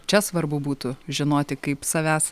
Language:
Lithuanian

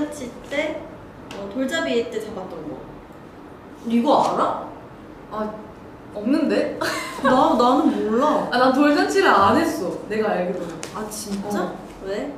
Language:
Korean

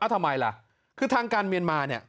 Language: Thai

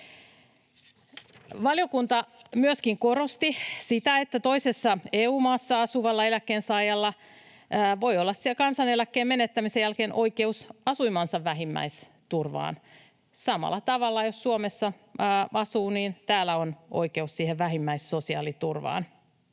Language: Finnish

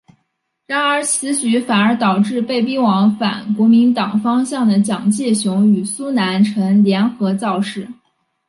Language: Chinese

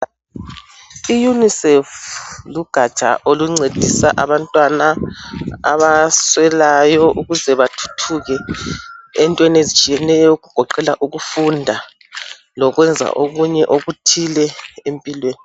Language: North Ndebele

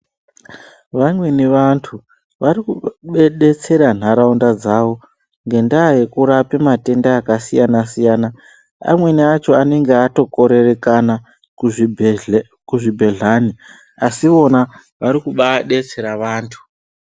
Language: Ndau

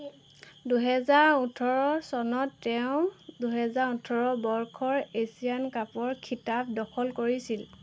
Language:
Assamese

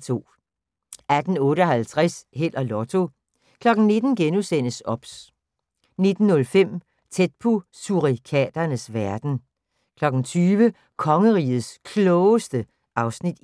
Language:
Danish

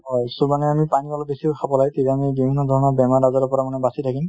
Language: Assamese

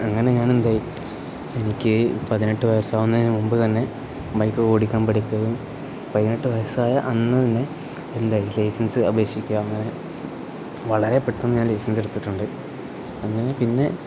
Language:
Malayalam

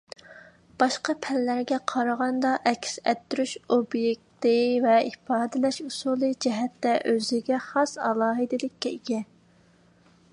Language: Uyghur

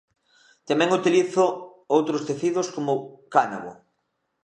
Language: Galician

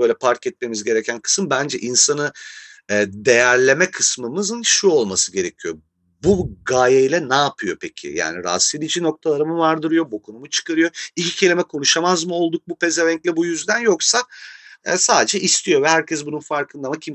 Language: Turkish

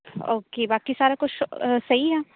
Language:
Punjabi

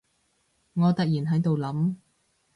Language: Cantonese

